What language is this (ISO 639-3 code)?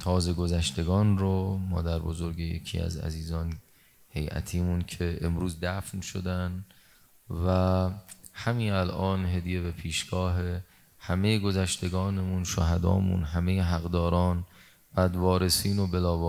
fas